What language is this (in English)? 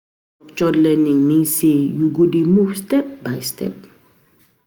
Nigerian Pidgin